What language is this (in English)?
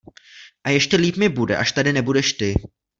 Czech